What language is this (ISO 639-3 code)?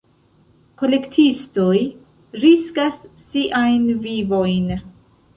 epo